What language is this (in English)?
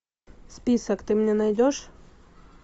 Russian